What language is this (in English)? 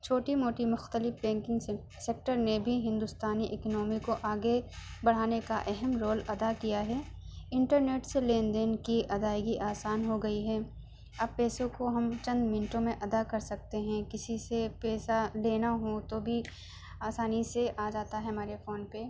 Urdu